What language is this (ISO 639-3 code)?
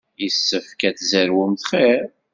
kab